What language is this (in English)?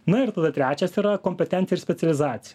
Lithuanian